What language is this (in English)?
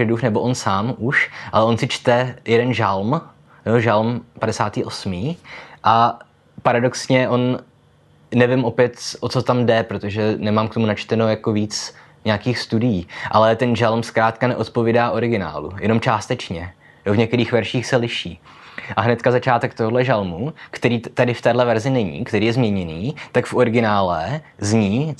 Czech